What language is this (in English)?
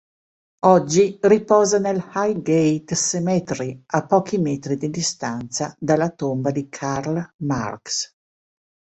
Italian